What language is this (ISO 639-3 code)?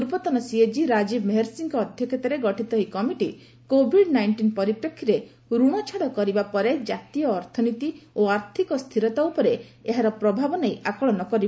ori